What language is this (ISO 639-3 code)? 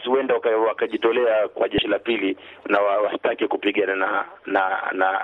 swa